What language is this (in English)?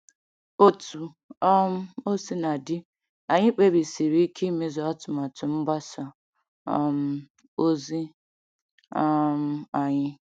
Igbo